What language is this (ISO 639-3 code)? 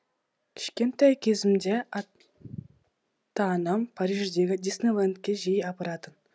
kaz